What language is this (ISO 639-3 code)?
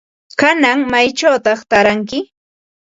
qva